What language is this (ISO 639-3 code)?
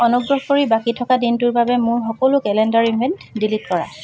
asm